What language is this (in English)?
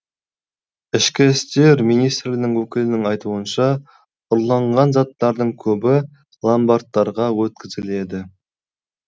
Kazakh